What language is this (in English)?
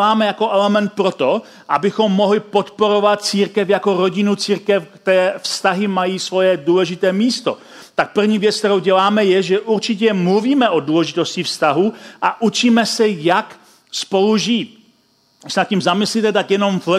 Czech